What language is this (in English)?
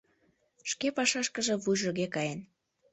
Mari